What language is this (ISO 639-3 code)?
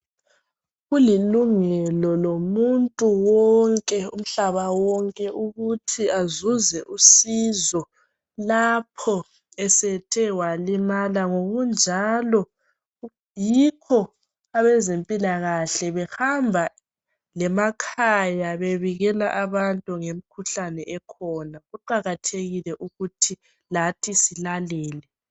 nde